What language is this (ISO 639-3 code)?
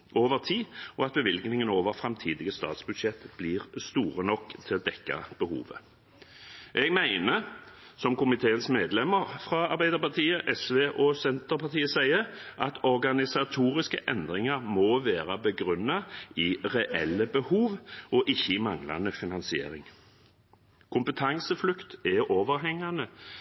nob